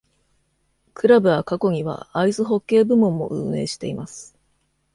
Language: Japanese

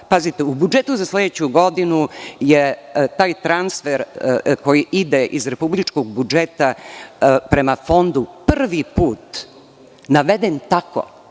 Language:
Serbian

